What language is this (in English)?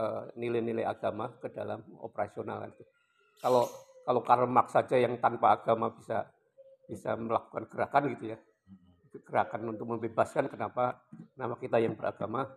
Indonesian